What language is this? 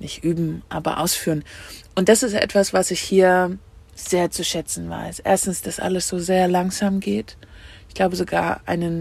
German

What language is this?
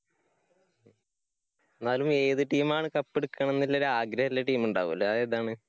Malayalam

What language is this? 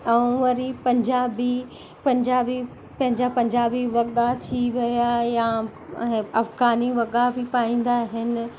Sindhi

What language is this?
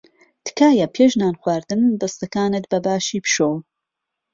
Central Kurdish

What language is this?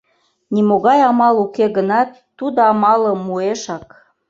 Mari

